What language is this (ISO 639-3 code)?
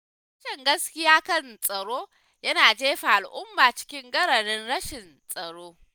hau